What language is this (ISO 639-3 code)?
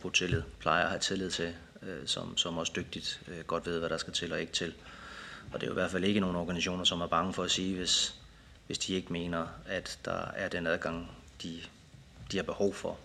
dan